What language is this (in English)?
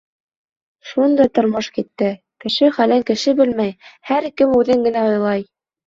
Bashkir